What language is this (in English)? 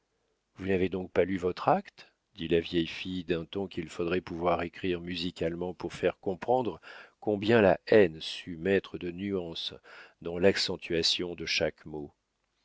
French